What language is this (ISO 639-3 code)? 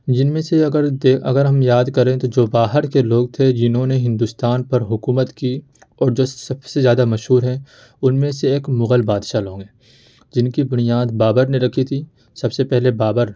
urd